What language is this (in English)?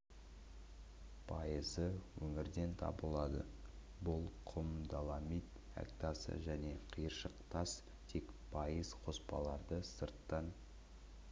Kazakh